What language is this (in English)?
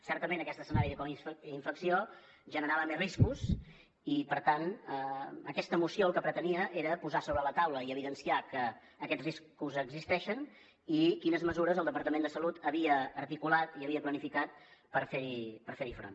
Catalan